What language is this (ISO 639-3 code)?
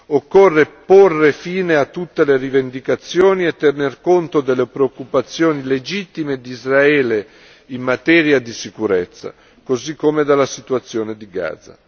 ita